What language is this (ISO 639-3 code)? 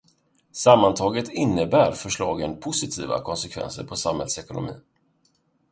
swe